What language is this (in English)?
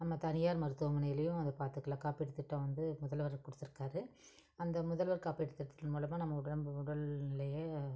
Tamil